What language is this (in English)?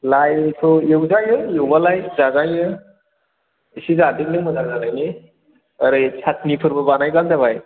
Bodo